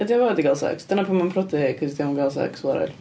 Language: Welsh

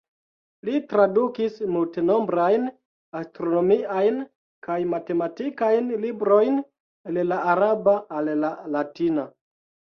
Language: Esperanto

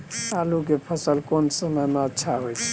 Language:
Maithili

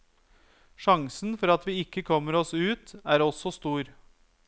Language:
Norwegian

